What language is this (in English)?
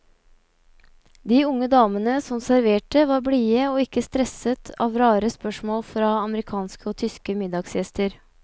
Norwegian